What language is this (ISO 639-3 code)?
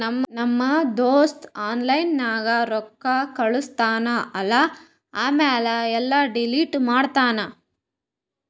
kan